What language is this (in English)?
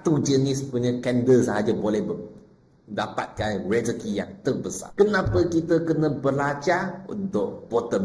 Malay